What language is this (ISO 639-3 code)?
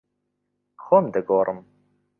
ckb